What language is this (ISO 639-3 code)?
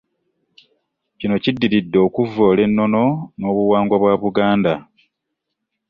lug